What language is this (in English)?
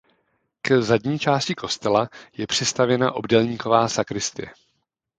Czech